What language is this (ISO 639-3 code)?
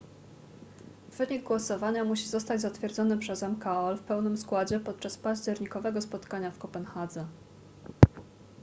pol